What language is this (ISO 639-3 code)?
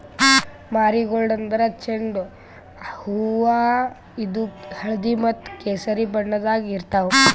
kan